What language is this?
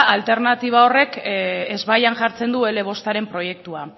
Basque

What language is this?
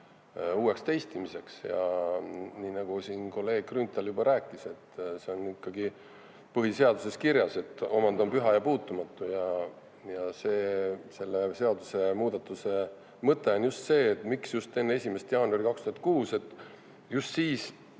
Estonian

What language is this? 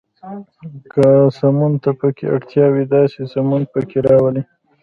Pashto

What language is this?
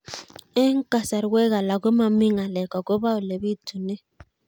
Kalenjin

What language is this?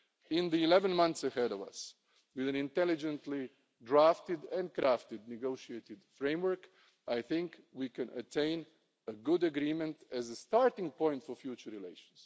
English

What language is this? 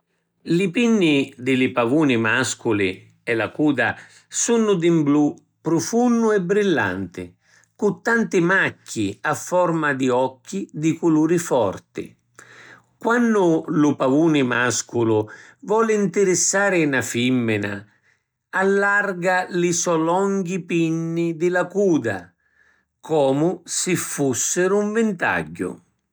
Sicilian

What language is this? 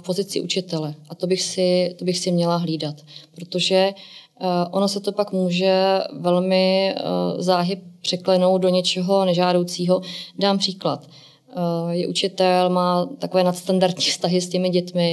Czech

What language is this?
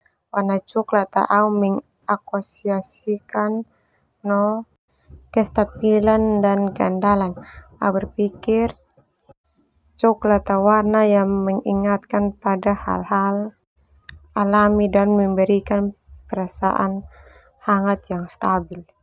Termanu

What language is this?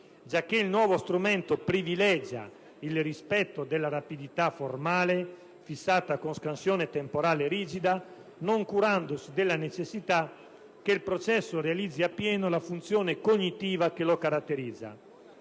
Italian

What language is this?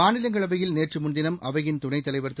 Tamil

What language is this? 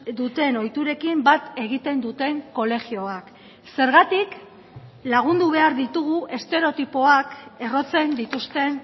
Basque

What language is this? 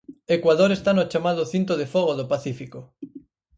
Galician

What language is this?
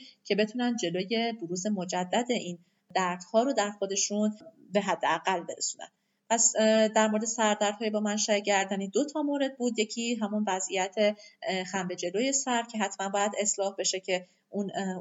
Persian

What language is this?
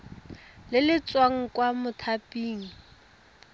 Tswana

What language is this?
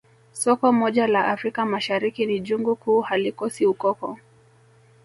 Swahili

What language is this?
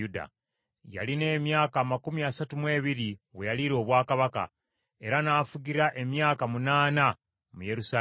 Ganda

